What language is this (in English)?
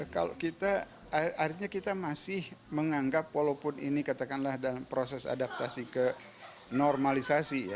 Indonesian